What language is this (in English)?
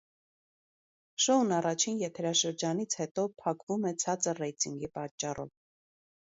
Armenian